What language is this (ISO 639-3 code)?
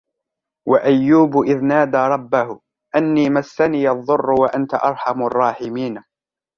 ara